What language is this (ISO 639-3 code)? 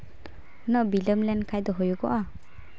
sat